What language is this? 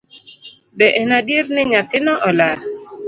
Luo (Kenya and Tanzania)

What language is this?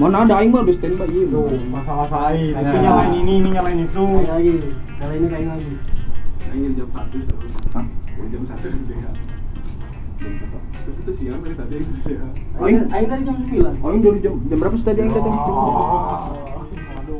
Indonesian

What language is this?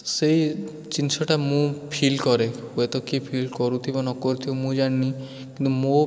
Odia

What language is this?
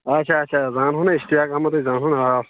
Kashmiri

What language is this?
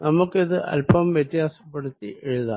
Malayalam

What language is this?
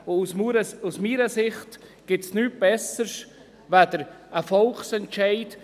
Swiss German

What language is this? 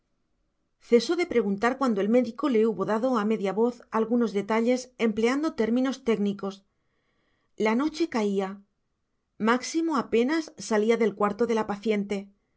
Spanish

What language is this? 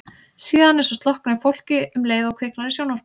Icelandic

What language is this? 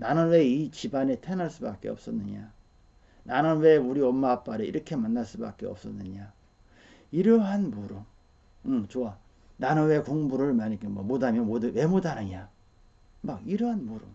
Korean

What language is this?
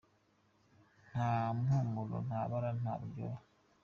Kinyarwanda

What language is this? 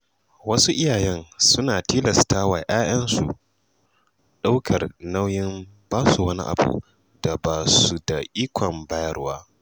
Hausa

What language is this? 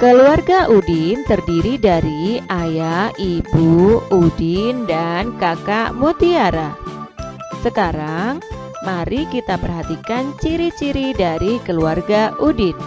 Indonesian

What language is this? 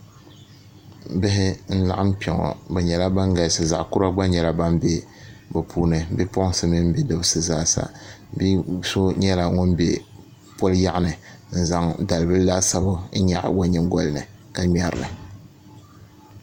Dagbani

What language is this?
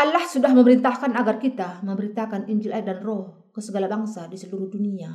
Indonesian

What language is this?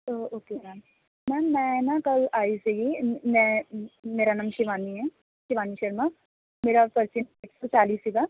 Punjabi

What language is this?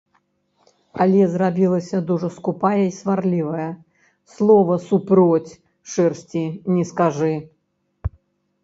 Belarusian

